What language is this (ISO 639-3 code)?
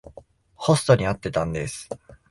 jpn